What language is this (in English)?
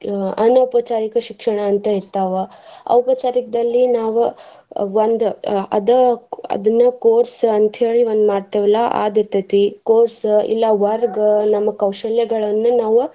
Kannada